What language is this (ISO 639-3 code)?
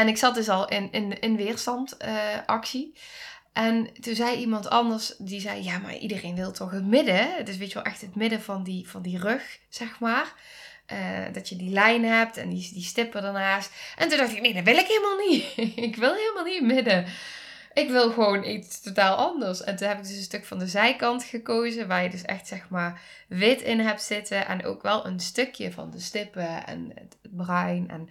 nld